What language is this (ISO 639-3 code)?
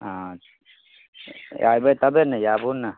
mai